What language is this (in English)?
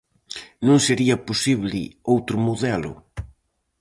Galician